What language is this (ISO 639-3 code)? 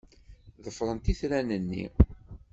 kab